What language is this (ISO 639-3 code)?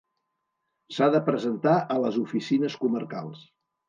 cat